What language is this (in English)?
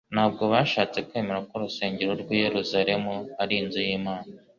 Kinyarwanda